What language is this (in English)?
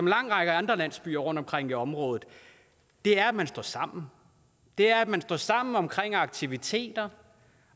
Danish